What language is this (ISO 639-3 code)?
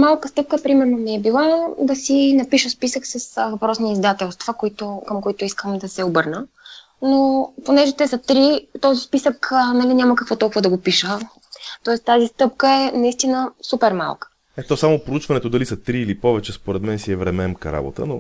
bul